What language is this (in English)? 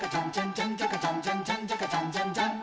Japanese